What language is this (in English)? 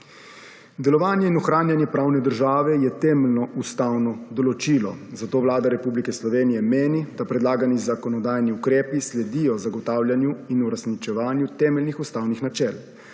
Slovenian